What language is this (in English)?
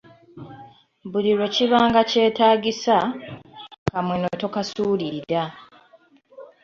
Ganda